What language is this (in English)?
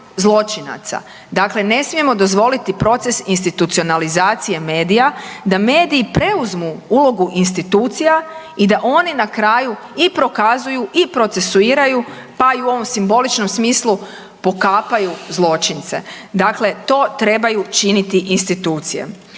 Croatian